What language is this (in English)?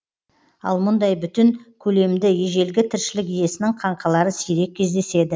Kazakh